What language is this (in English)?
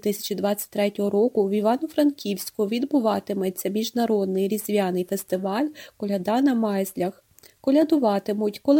Ukrainian